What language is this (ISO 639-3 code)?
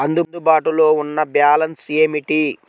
tel